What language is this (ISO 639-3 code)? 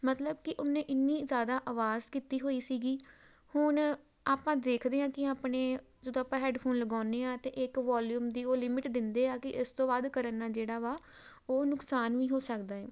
pan